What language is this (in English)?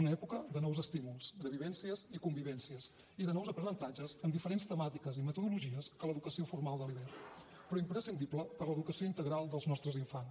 Catalan